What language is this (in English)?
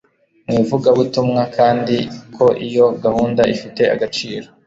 Kinyarwanda